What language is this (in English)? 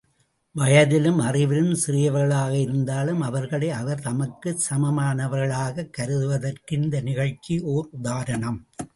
Tamil